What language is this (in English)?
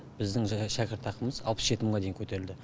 Kazakh